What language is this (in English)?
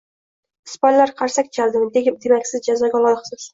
Uzbek